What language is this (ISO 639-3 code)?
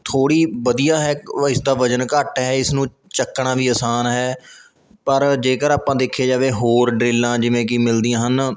pan